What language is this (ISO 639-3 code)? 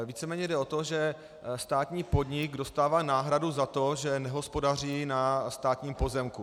ces